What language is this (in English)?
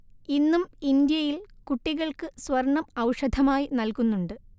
Malayalam